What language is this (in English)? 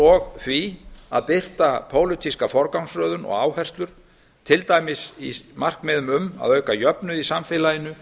Icelandic